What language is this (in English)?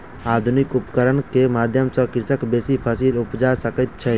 Maithili